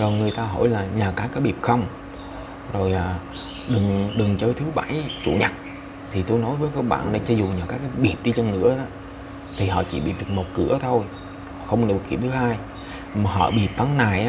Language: Vietnamese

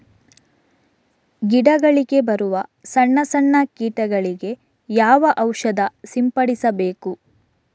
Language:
Kannada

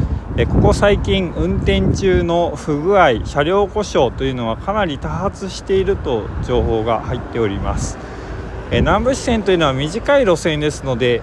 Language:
Japanese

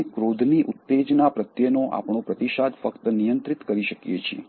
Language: Gujarati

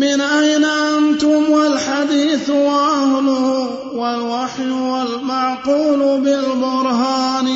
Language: Arabic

